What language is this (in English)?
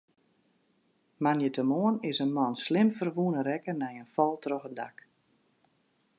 Western Frisian